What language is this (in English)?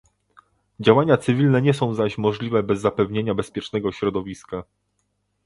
Polish